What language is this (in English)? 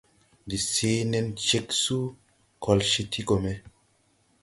Tupuri